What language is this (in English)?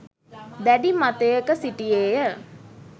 Sinhala